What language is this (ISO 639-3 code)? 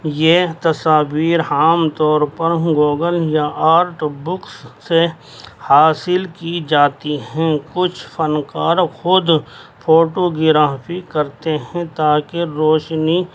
urd